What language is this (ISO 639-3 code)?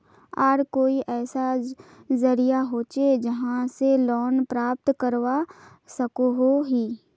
mag